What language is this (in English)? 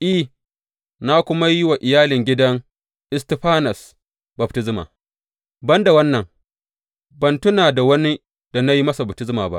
Hausa